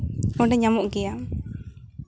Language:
Santali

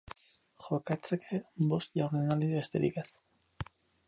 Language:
Basque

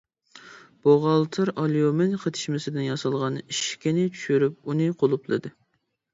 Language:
Uyghur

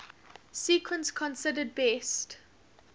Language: English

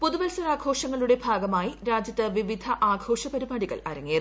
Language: Malayalam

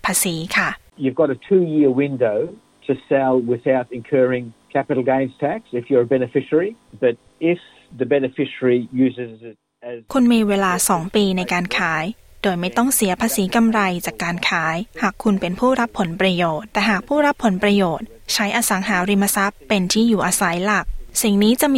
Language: Thai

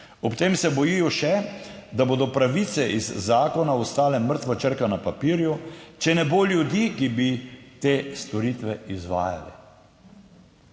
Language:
Slovenian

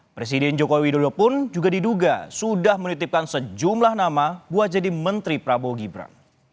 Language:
Indonesian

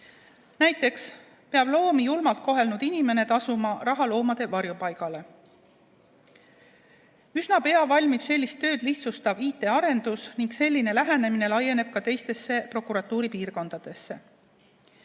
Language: Estonian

